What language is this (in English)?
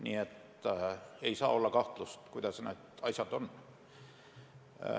Estonian